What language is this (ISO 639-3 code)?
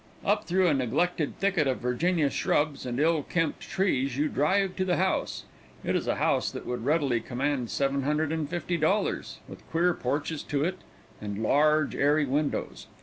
eng